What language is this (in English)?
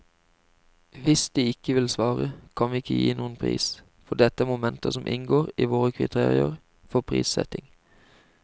Norwegian